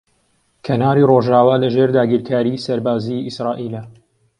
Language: Central Kurdish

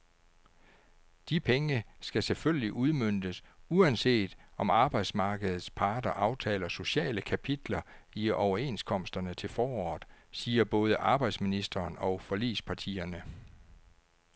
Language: Danish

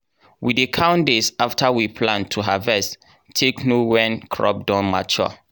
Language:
Nigerian Pidgin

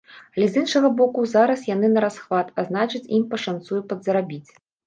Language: Belarusian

